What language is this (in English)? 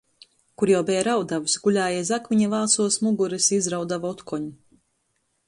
Latgalian